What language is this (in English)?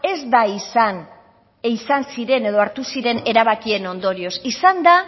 Basque